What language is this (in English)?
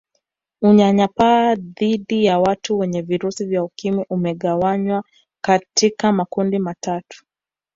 Swahili